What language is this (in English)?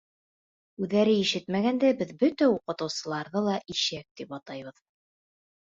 Bashkir